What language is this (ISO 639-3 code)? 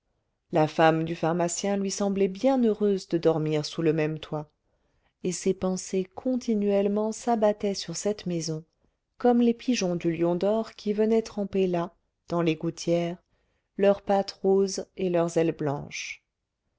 fra